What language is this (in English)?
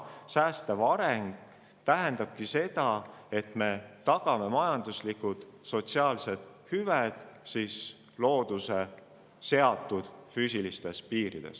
Estonian